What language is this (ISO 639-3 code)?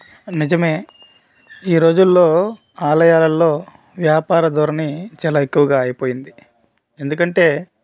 tel